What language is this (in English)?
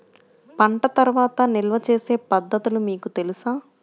Telugu